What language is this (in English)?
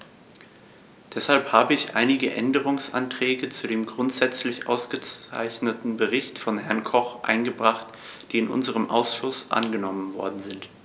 German